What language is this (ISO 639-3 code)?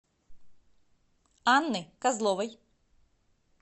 rus